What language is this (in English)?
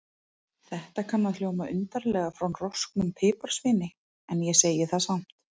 Icelandic